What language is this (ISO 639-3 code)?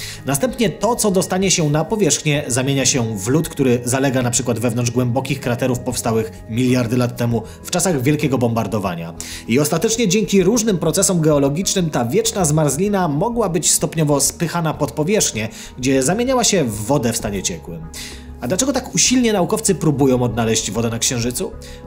pol